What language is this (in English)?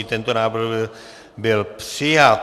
Czech